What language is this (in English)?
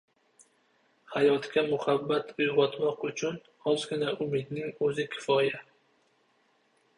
Uzbek